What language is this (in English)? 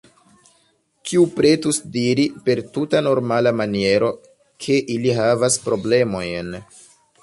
Esperanto